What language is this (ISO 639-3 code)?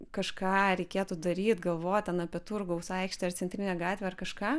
lit